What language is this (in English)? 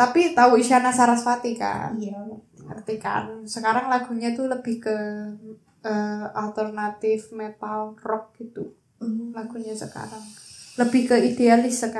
Indonesian